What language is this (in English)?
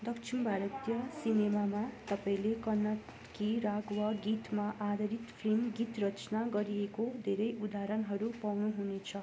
Nepali